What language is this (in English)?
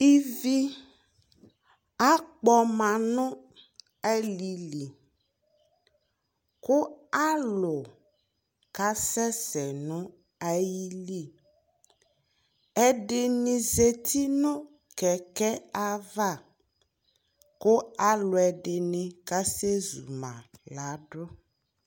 Ikposo